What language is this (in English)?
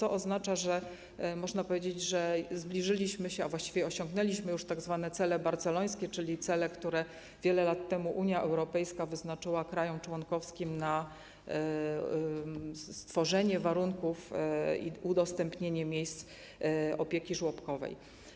Polish